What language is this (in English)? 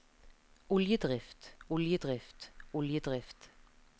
Norwegian